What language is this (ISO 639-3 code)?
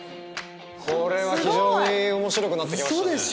jpn